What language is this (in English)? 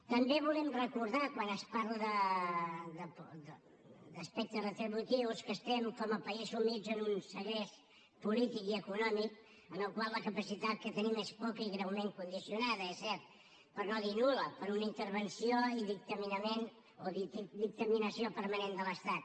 Catalan